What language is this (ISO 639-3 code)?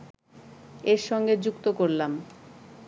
ben